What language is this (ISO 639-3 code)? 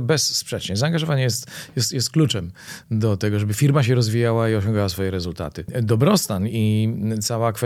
pol